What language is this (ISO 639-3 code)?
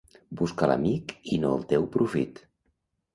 cat